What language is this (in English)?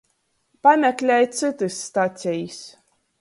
Latgalian